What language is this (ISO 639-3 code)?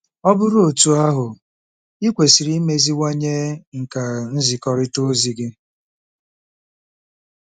ibo